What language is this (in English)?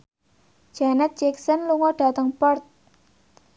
Javanese